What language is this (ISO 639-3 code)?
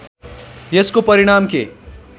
nep